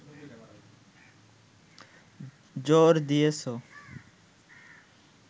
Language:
Bangla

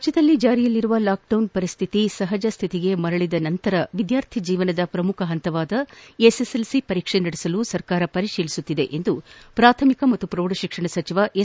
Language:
Kannada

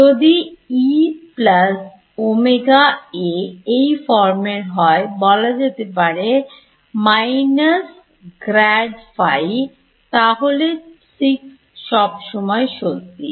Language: Bangla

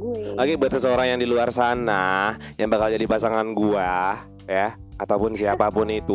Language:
Indonesian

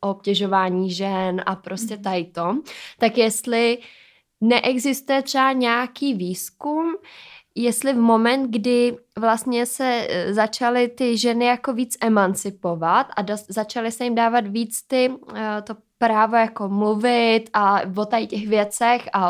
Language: Czech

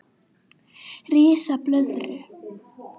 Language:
Icelandic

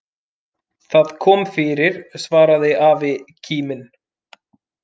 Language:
Icelandic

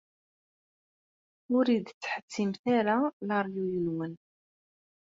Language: Kabyle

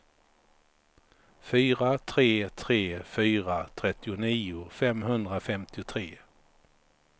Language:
Swedish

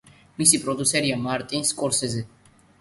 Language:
Georgian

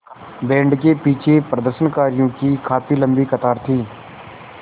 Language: Hindi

